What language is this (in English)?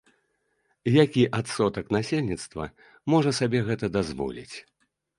Belarusian